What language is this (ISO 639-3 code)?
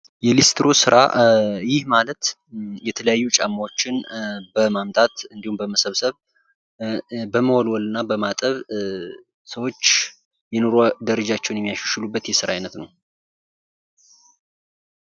amh